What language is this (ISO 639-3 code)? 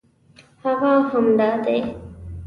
pus